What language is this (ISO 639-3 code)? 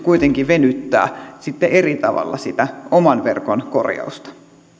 fin